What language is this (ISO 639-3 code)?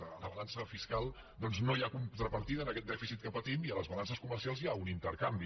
cat